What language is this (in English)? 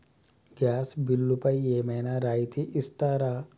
Telugu